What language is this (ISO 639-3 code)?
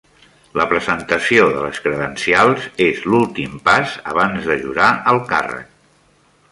cat